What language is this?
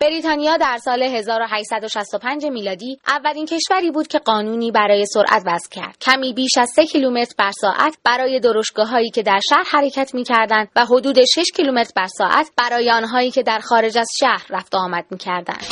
Persian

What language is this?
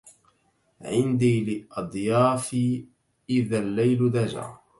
Arabic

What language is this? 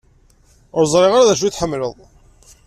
Kabyle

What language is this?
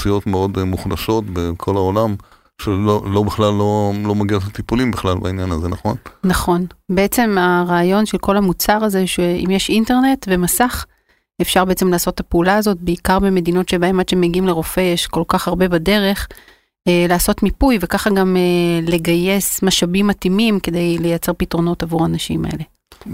Hebrew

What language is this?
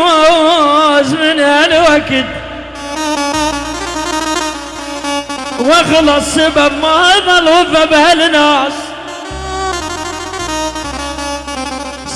Arabic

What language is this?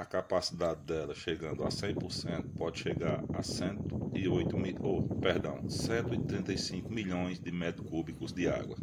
Portuguese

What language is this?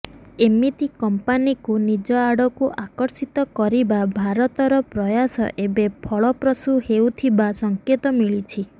Odia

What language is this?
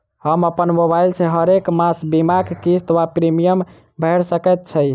Maithili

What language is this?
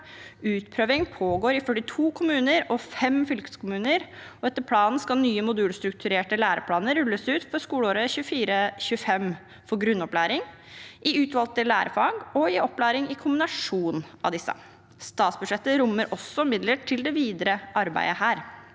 Norwegian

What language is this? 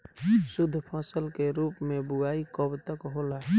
Bhojpuri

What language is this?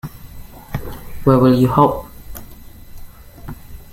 English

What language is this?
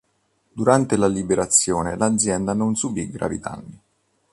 Italian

